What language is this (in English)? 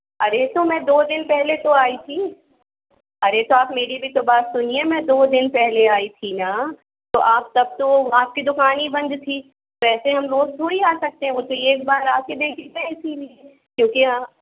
Hindi